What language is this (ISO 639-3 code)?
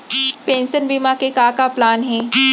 hne